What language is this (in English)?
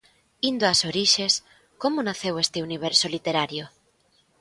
Galician